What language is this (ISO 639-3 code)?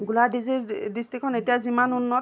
asm